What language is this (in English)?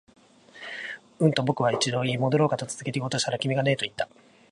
Japanese